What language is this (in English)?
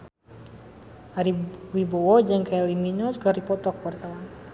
Sundanese